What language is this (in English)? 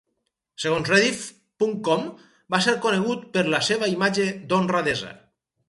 Catalan